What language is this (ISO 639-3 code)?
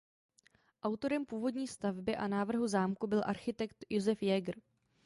ces